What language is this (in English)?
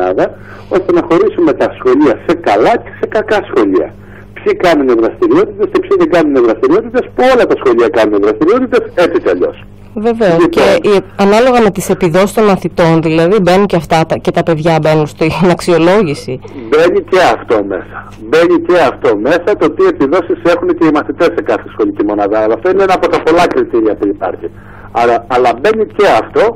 Greek